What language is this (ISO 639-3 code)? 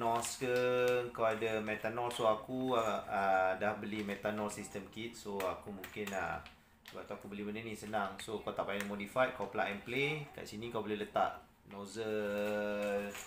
msa